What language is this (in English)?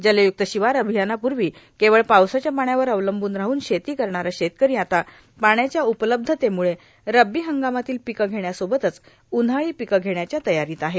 Marathi